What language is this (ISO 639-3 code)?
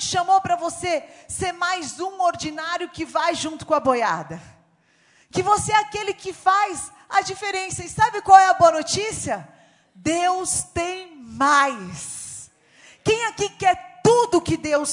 por